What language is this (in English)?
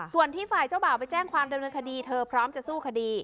Thai